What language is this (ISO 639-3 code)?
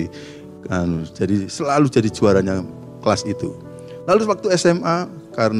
ind